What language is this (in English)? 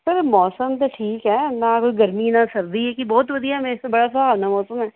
Punjabi